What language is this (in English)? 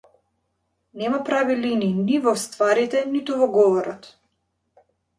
Macedonian